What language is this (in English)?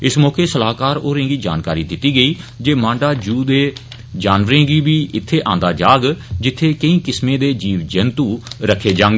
Dogri